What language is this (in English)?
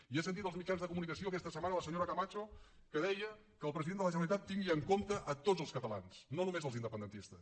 Catalan